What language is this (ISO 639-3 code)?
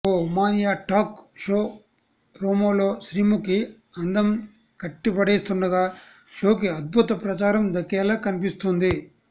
tel